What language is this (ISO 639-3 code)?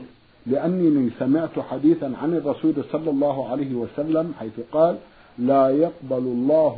ara